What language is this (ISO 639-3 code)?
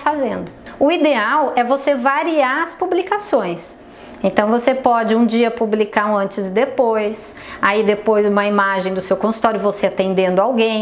por